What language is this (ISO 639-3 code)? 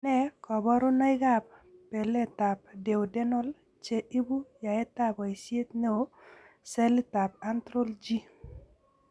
kln